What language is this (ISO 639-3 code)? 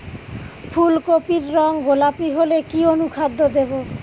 ben